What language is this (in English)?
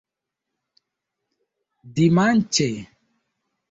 Esperanto